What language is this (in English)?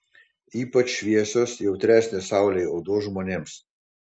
Lithuanian